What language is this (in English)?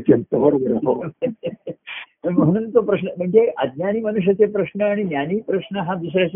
Marathi